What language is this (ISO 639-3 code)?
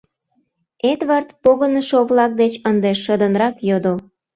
chm